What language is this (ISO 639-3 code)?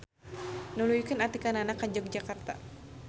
sun